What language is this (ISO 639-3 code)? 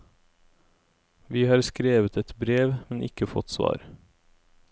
nor